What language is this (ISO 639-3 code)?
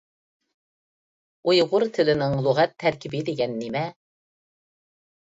uig